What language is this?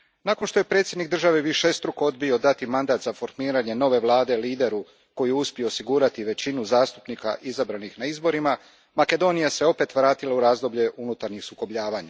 Croatian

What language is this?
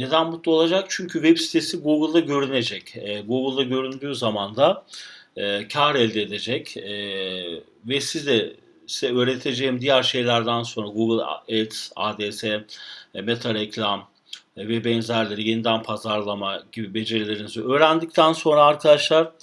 Turkish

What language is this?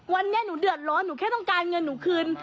Thai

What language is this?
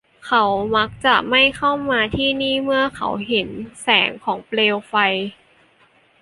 Thai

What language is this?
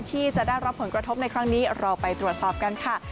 Thai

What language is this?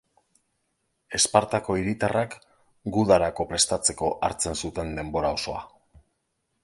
Basque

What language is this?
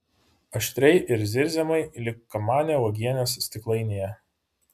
Lithuanian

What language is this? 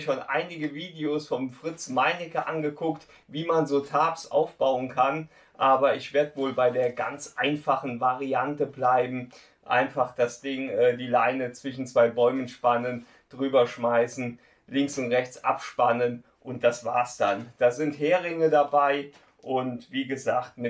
German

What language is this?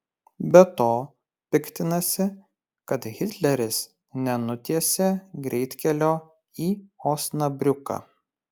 Lithuanian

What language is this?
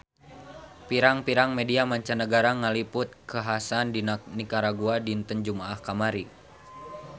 Sundanese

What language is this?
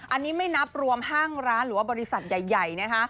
Thai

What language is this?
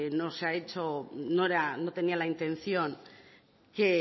Spanish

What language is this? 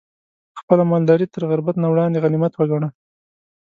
Pashto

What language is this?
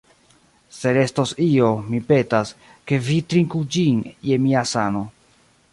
Esperanto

